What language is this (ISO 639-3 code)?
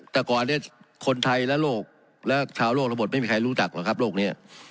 tha